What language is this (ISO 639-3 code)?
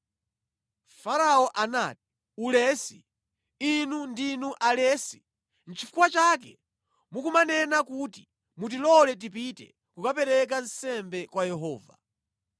nya